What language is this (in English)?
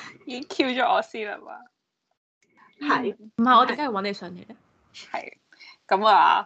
Chinese